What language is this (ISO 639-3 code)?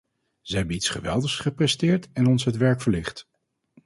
nld